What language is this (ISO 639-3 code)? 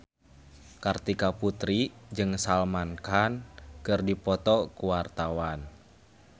sun